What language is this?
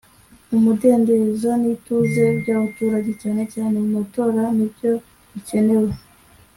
Kinyarwanda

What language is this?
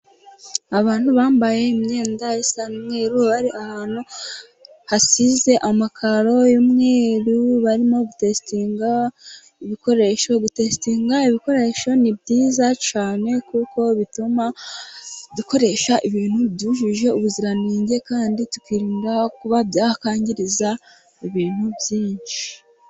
Kinyarwanda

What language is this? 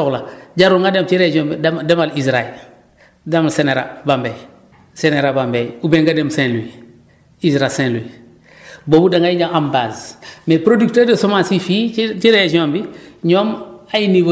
Wolof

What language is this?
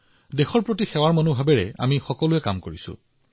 Assamese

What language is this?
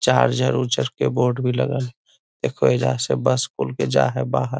Magahi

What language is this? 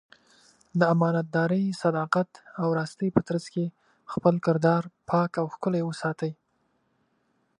Pashto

